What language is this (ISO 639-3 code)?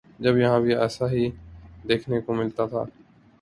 urd